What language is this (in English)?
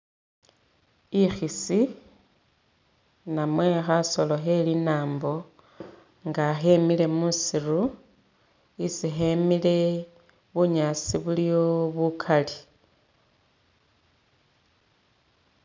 Masaaba